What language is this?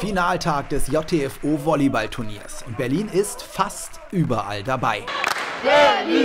German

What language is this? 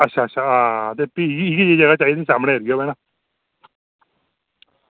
Dogri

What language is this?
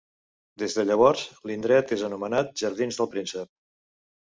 Catalan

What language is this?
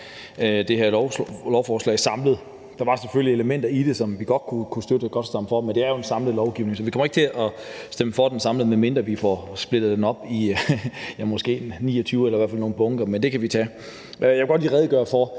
Danish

